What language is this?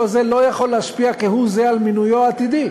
Hebrew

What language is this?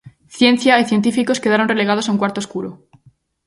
Galician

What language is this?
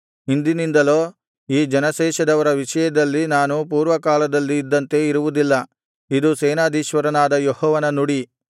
Kannada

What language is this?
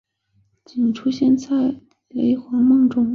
Chinese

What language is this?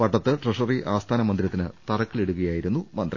Malayalam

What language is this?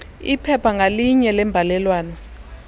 Xhosa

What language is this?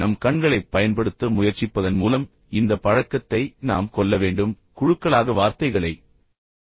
Tamil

